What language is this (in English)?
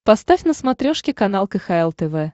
Russian